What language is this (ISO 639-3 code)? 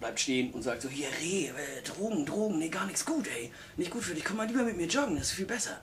deu